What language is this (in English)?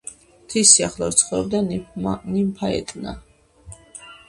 Georgian